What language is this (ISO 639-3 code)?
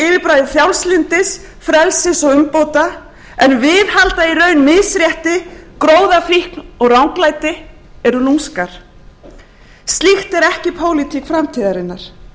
isl